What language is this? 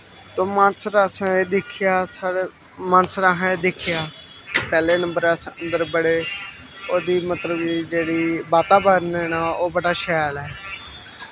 Dogri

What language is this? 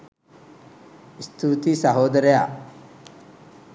Sinhala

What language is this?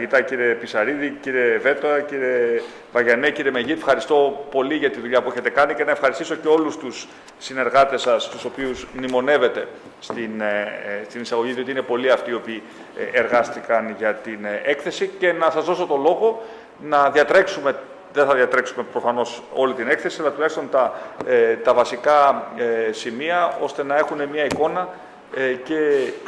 Greek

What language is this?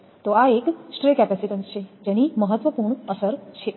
Gujarati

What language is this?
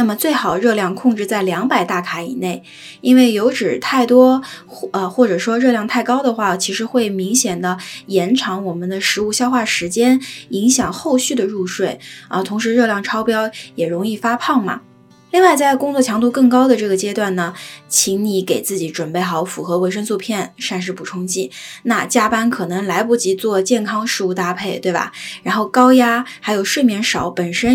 Chinese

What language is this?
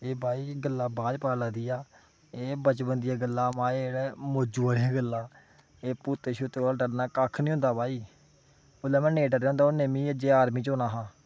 Dogri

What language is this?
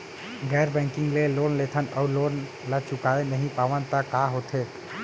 Chhattisgarhi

